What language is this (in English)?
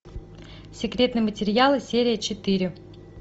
Russian